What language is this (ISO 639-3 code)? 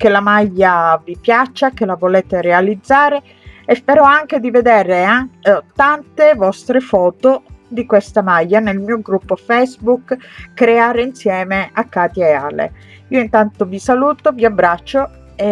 ita